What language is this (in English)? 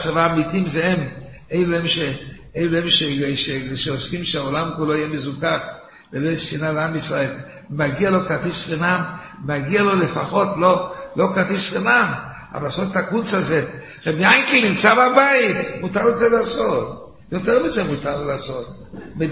Hebrew